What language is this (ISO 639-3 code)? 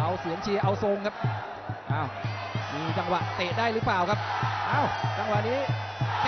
tha